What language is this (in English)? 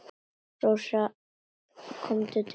Icelandic